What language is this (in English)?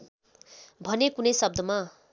Nepali